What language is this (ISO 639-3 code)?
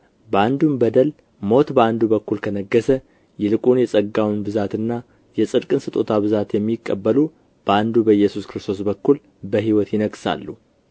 amh